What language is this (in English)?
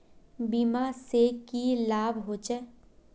Magahi